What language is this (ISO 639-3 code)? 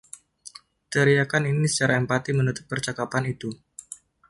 ind